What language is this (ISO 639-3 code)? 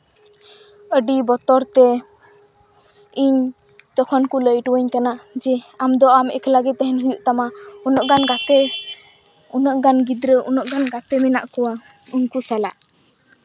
sat